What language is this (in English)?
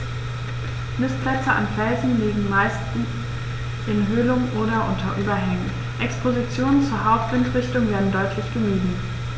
German